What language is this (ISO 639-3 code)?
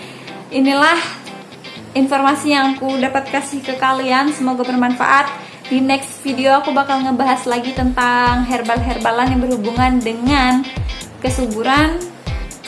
ind